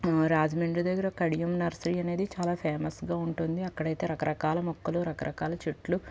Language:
Telugu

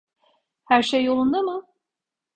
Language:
Turkish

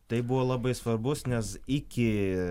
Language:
Lithuanian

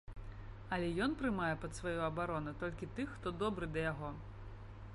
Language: Belarusian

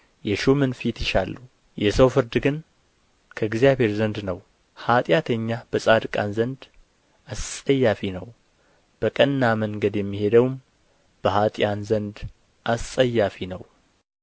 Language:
Amharic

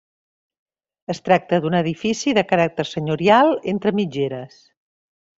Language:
Catalan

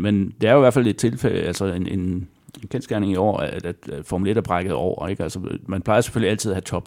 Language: Danish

